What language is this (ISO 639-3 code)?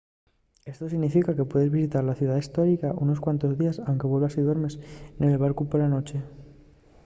ast